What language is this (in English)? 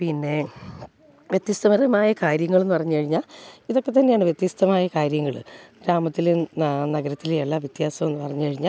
Malayalam